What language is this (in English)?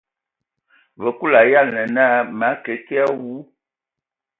Ewondo